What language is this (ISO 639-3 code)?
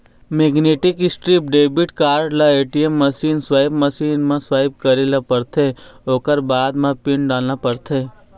hne